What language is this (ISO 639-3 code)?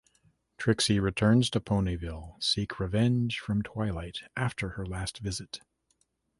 eng